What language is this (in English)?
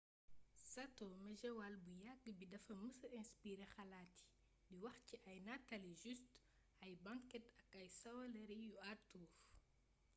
Wolof